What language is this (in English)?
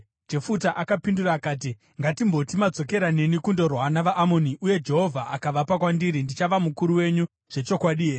Shona